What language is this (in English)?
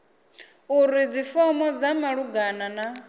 Venda